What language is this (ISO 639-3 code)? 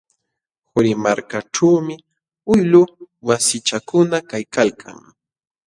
qxw